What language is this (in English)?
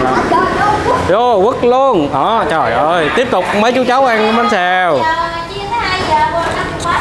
Vietnamese